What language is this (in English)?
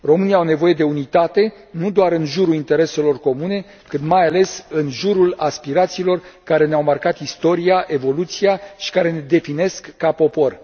Romanian